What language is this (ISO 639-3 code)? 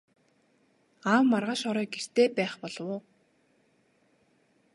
mon